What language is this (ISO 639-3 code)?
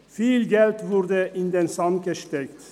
gsw